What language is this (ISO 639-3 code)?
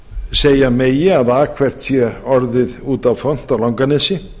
isl